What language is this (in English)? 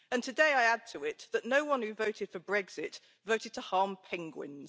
English